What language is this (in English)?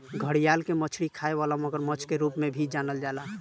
Bhojpuri